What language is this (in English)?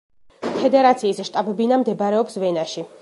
Georgian